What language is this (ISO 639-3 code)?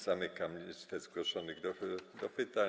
pol